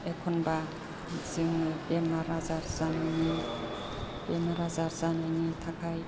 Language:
Bodo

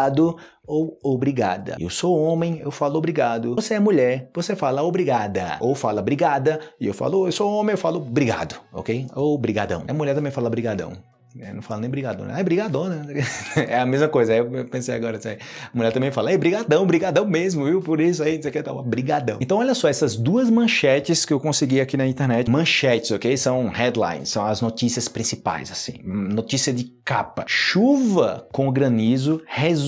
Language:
Portuguese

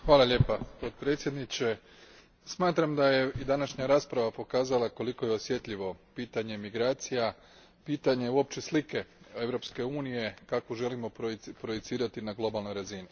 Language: Croatian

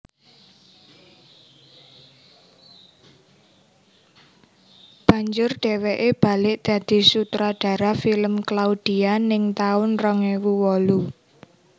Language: Javanese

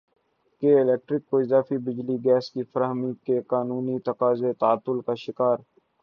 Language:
Urdu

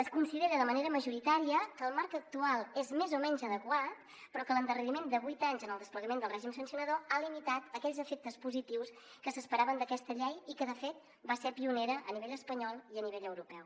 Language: Catalan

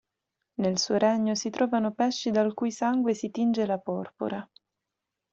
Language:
Italian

